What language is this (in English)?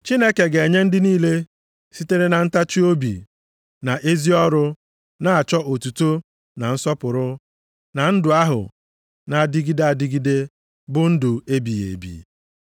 Igbo